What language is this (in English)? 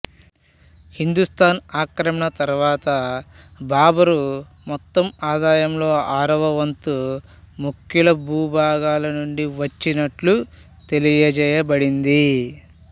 Telugu